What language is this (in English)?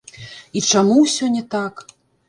Belarusian